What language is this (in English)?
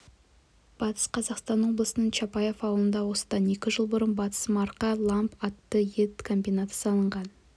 Kazakh